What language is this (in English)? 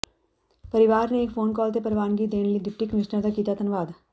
Punjabi